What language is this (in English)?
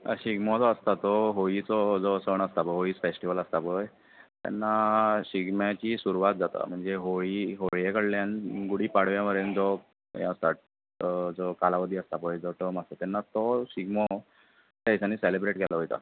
Konkani